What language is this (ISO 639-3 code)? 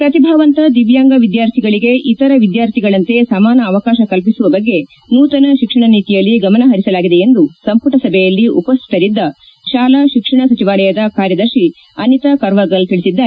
kan